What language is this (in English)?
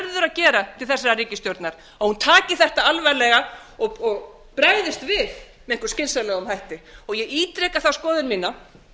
Icelandic